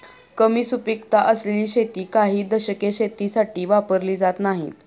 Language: Marathi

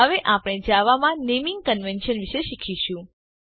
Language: Gujarati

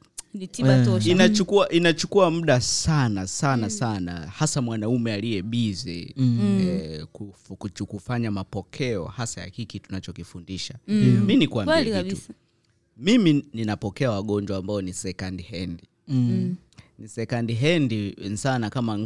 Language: Swahili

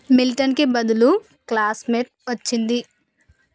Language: Telugu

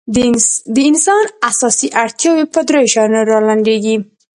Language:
Pashto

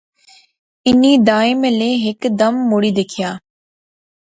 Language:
Pahari-Potwari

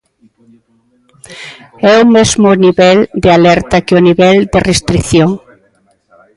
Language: Galician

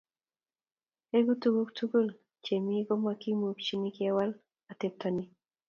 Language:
Kalenjin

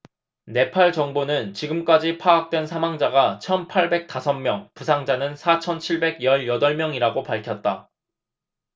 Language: Korean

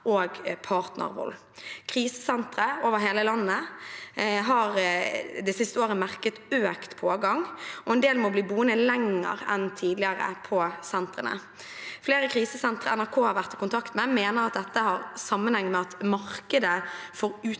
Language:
Norwegian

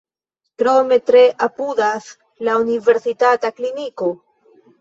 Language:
Esperanto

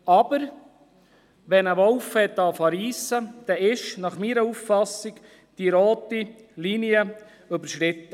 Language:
Swiss German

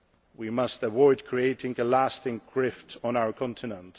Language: English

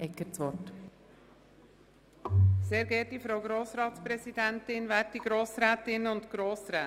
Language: Swiss German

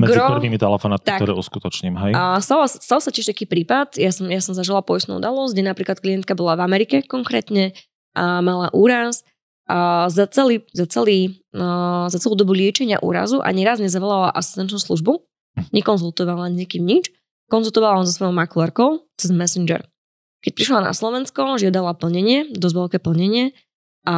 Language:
Slovak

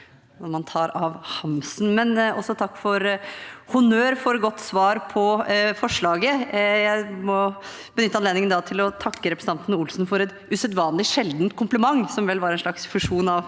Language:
Norwegian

